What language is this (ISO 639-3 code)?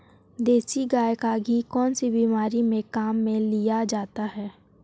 hin